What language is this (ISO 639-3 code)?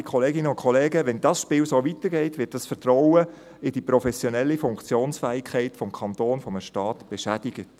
gsw